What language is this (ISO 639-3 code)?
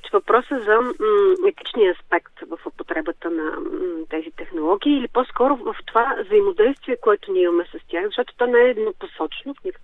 bul